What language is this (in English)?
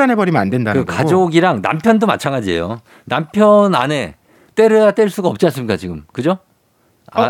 Korean